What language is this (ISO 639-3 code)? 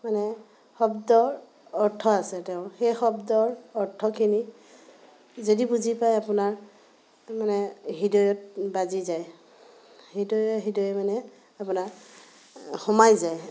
asm